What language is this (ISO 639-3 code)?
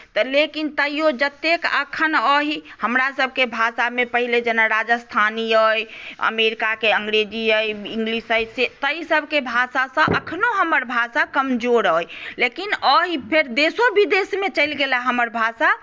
mai